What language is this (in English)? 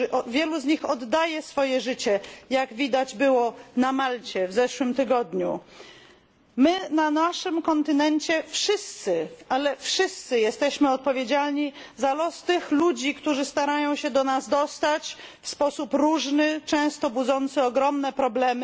Polish